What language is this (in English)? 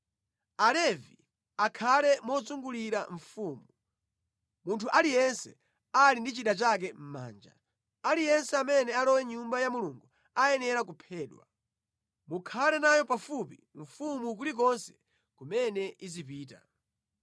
Nyanja